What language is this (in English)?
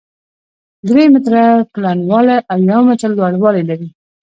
Pashto